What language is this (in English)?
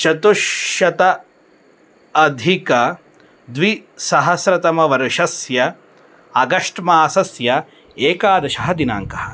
Sanskrit